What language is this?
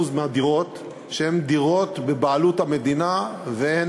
Hebrew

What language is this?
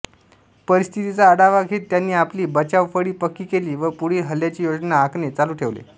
Marathi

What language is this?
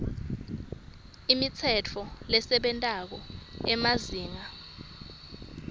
Swati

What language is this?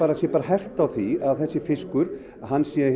Icelandic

